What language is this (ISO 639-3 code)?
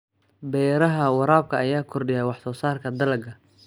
som